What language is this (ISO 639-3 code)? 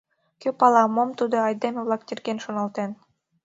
chm